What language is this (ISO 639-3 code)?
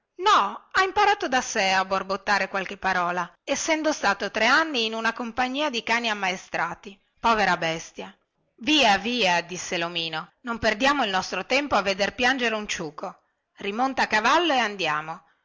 ita